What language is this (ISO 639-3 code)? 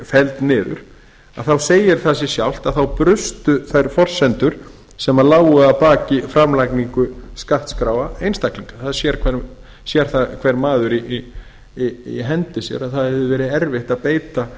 isl